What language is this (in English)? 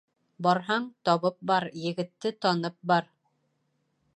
Bashkir